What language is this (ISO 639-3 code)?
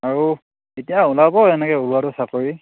asm